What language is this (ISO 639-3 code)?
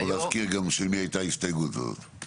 heb